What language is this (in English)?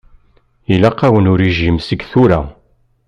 Kabyle